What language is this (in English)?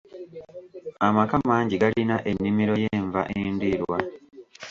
Ganda